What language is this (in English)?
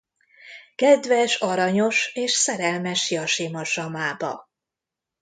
Hungarian